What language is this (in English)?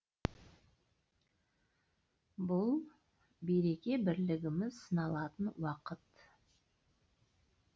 Kazakh